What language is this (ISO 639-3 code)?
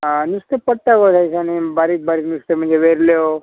kok